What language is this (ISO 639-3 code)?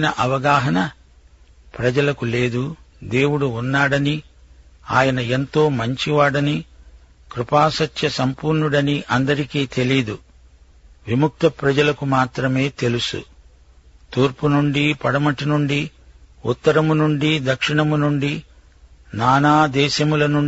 tel